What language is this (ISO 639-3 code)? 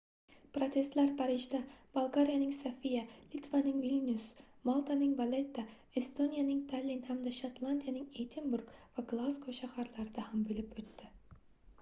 uzb